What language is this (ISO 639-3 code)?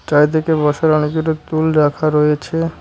ben